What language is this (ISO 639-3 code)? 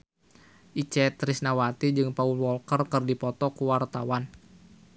sun